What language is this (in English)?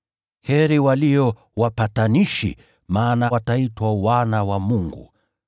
Swahili